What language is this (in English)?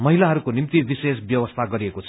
Nepali